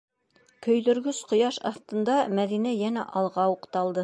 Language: Bashkir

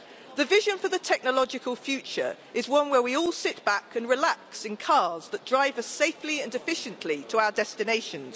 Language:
English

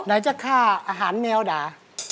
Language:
Thai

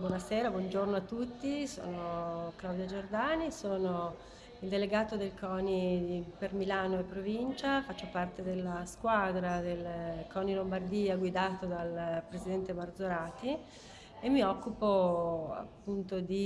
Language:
Italian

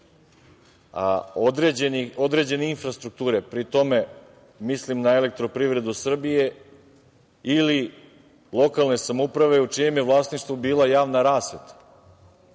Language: Serbian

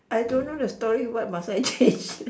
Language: English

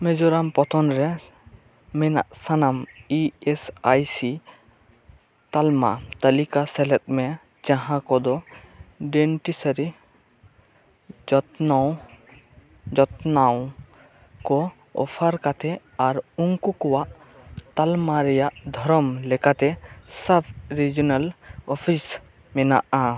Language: Santali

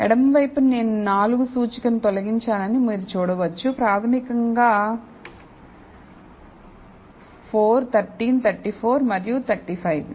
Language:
Telugu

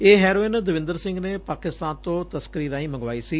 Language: Punjabi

